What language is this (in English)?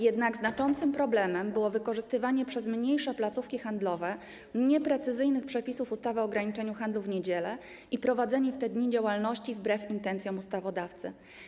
Polish